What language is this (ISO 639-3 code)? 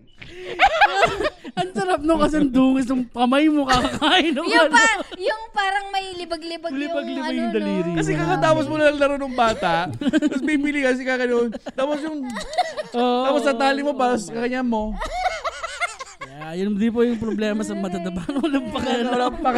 fil